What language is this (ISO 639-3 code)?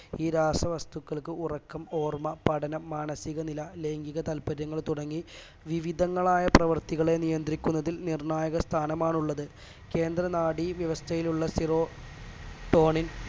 mal